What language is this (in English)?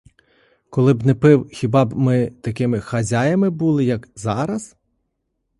Ukrainian